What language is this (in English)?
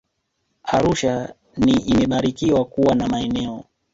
Swahili